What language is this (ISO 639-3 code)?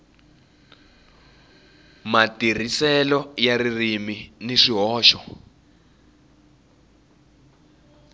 tso